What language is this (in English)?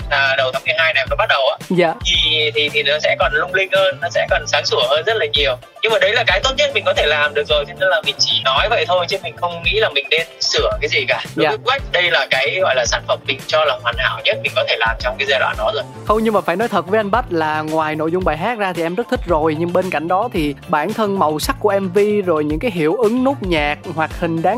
Vietnamese